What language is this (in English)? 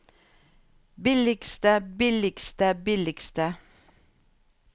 Norwegian